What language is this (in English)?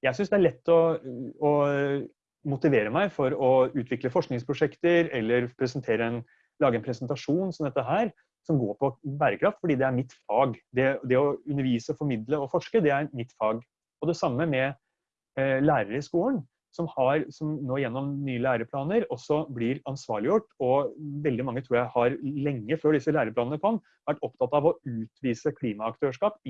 Norwegian